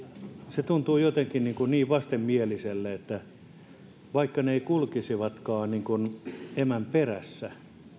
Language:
Finnish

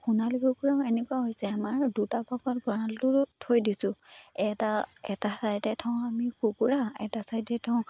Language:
Assamese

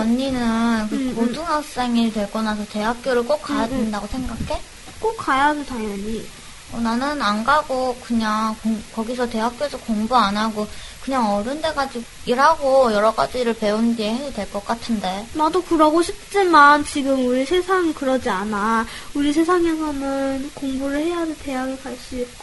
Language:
Korean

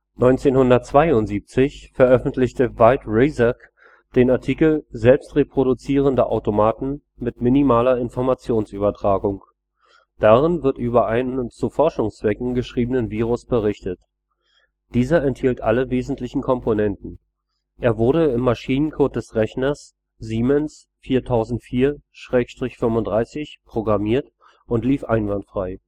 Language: German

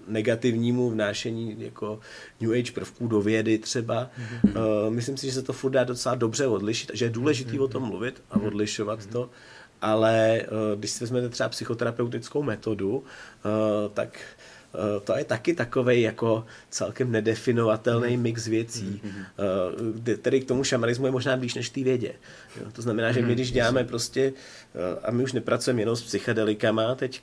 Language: Czech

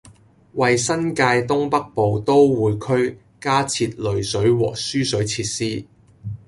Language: Cantonese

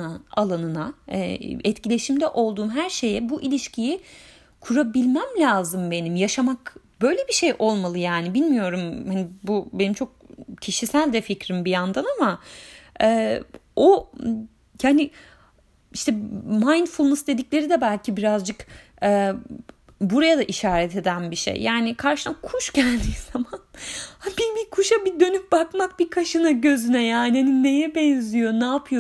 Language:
Turkish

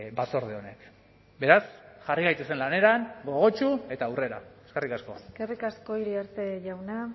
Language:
Basque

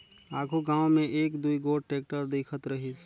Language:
Chhattisgarhi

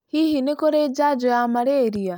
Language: Kikuyu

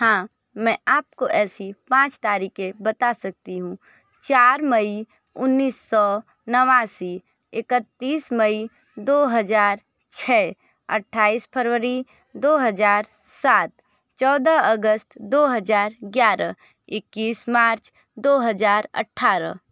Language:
Hindi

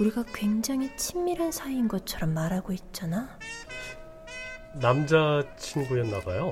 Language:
Korean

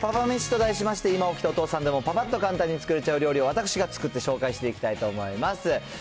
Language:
Japanese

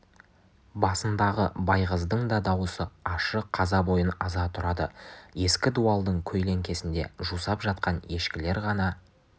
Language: Kazakh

